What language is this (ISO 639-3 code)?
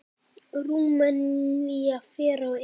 isl